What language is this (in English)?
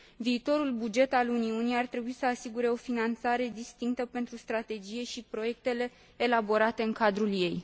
Romanian